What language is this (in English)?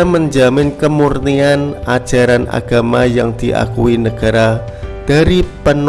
Indonesian